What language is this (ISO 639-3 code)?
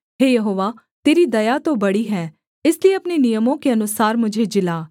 hin